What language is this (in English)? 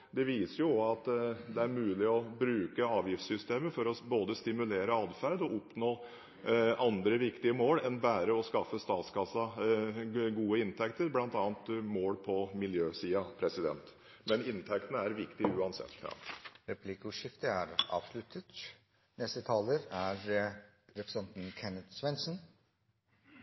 Norwegian